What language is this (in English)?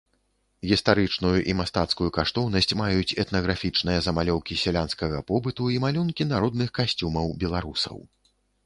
Belarusian